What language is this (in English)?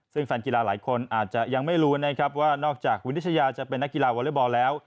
Thai